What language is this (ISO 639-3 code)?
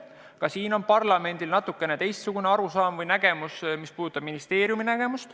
est